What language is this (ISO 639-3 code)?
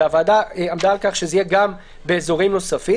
heb